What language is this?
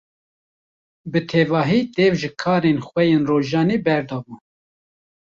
Kurdish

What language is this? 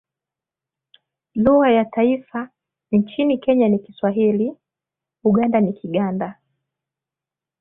Swahili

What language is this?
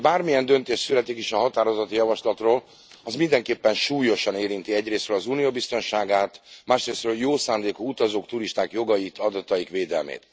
Hungarian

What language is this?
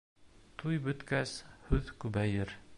Bashkir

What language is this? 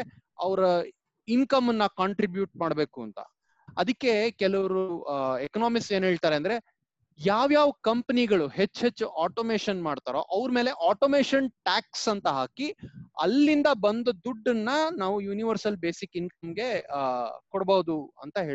Kannada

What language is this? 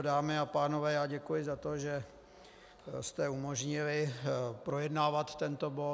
Czech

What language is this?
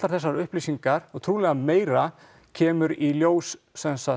Icelandic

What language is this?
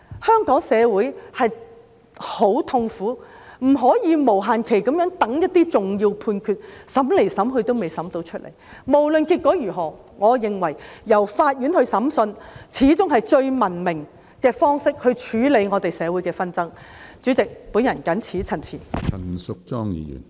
Cantonese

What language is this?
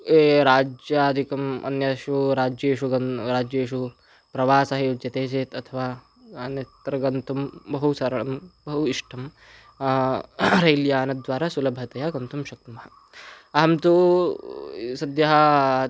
Sanskrit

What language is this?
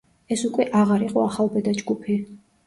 Georgian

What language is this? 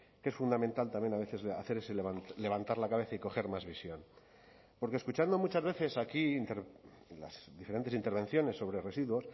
Spanish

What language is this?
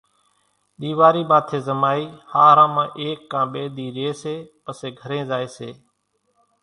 Kachi Koli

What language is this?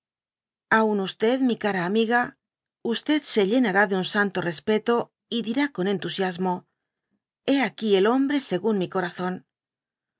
Spanish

